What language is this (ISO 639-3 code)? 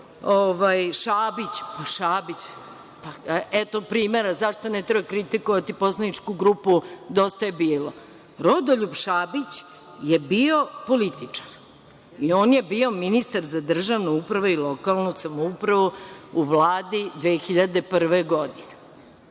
srp